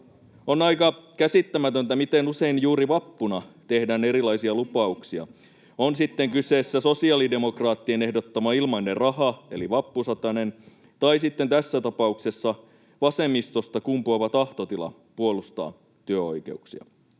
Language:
Finnish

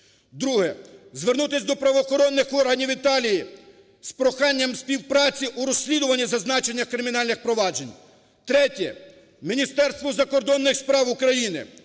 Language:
Ukrainian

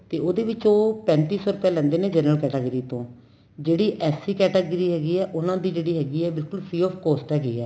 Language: Punjabi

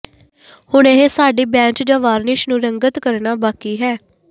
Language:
Punjabi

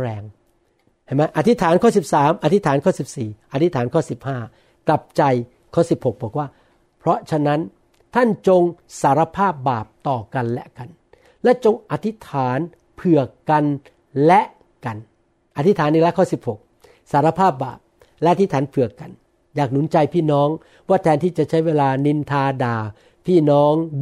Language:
Thai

